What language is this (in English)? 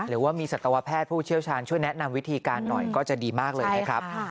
Thai